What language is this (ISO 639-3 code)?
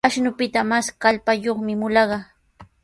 qws